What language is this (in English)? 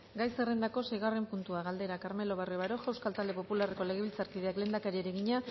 Basque